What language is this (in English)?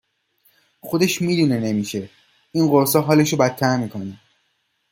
Persian